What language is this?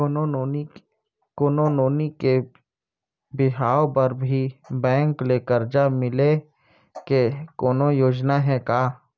Chhattisgarhi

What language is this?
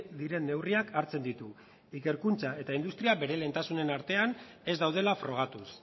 Basque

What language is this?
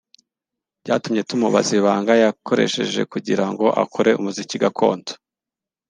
Kinyarwanda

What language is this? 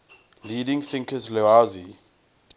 English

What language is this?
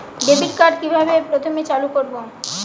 Bangla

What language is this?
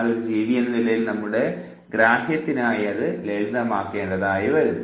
Malayalam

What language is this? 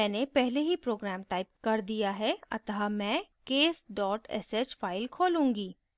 Hindi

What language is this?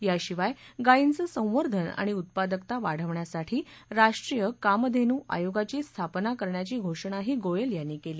Marathi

